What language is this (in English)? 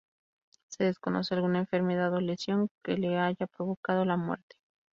Spanish